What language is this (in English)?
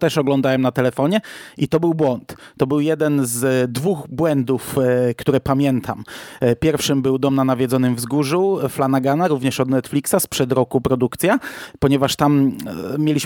Polish